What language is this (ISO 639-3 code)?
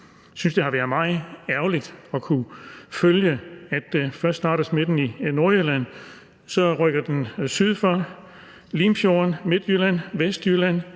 dan